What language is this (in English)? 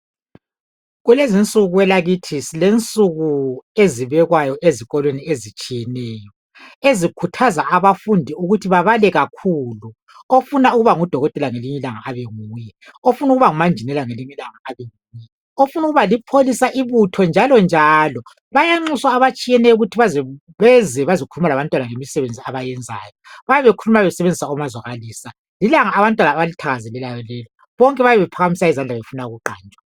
North Ndebele